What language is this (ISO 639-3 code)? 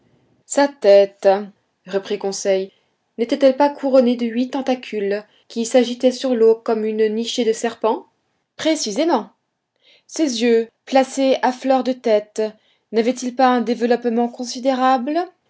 fra